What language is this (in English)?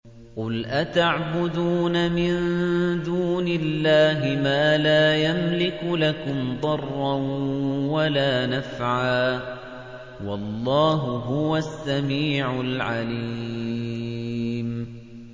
Arabic